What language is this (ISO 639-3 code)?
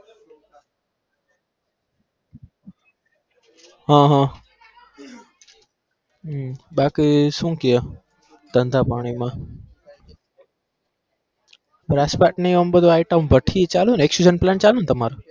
guj